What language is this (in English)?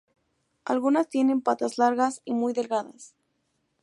Spanish